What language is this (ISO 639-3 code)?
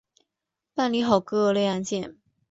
zho